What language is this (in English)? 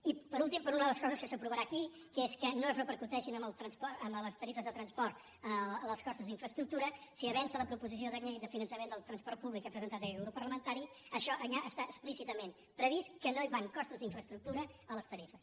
Catalan